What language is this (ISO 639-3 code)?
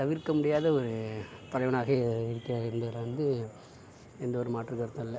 tam